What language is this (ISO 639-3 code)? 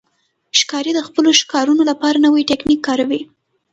pus